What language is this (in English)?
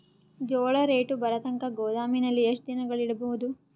Kannada